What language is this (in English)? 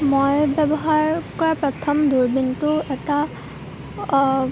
Assamese